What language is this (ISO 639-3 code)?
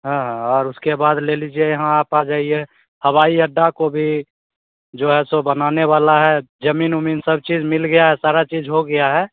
hin